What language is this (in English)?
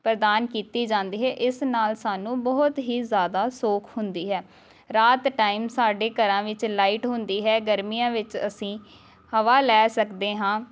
Punjabi